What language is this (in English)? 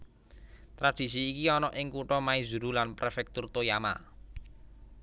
Javanese